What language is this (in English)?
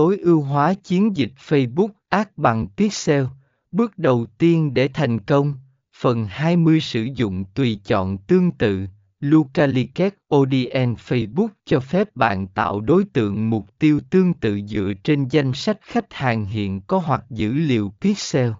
Vietnamese